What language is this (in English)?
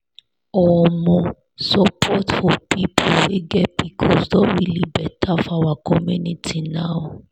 Nigerian Pidgin